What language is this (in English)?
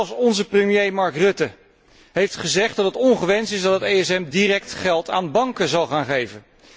Dutch